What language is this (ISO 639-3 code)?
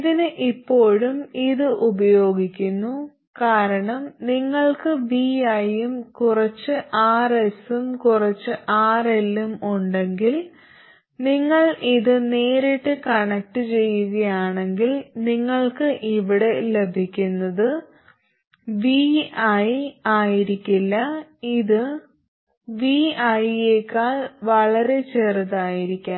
mal